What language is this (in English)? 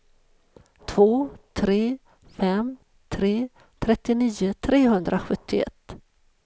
Swedish